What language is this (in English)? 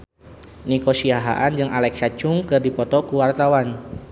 Sundanese